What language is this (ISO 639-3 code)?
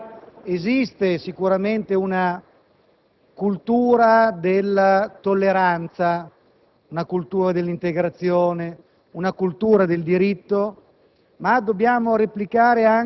ita